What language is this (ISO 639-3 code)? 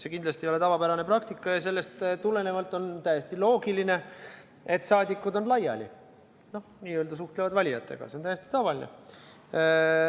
est